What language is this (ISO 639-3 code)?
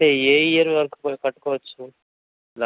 tel